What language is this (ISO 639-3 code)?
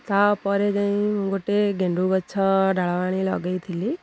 ori